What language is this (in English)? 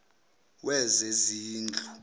Zulu